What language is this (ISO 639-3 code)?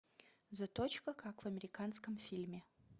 rus